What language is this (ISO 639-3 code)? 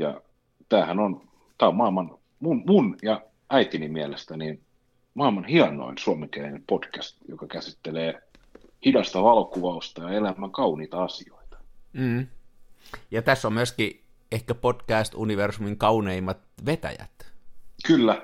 fin